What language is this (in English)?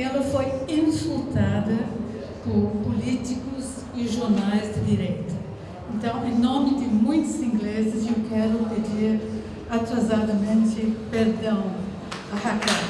Portuguese